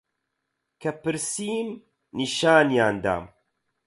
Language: Central Kurdish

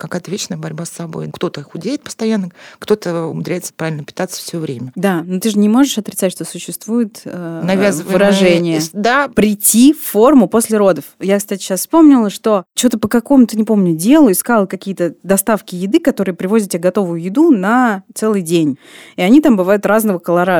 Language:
Russian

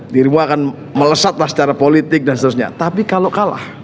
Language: Indonesian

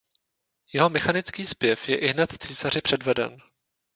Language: Czech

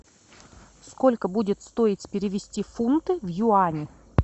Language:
Russian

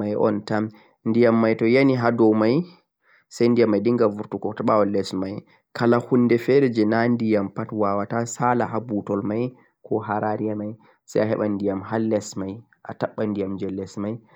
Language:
Central-Eastern Niger Fulfulde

